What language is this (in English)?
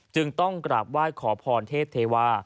Thai